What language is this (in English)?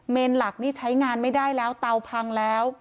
Thai